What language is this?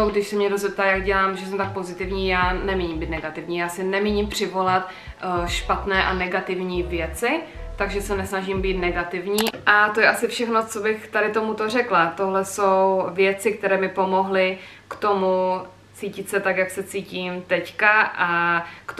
Czech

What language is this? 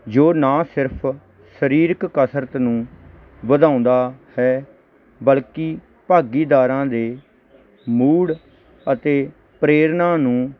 Punjabi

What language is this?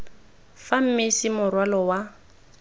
Tswana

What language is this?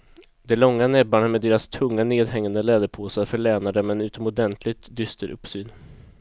Swedish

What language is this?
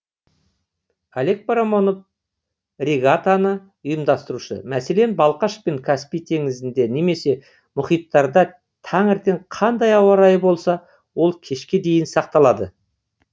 Kazakh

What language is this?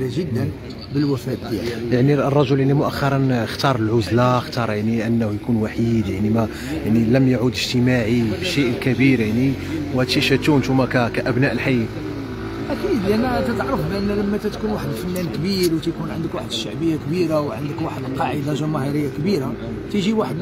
Arabic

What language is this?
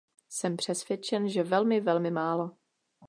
Czech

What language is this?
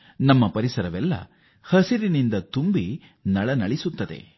Kannada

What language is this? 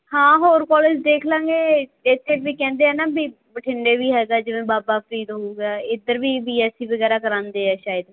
Punjabi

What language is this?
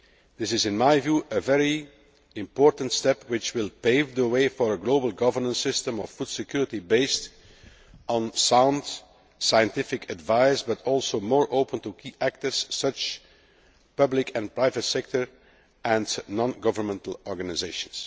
English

